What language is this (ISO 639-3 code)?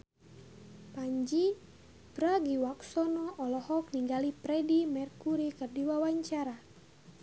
sun